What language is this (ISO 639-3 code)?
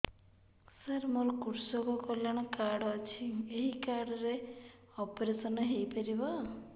ori